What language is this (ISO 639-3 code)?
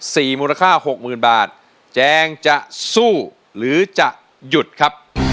tha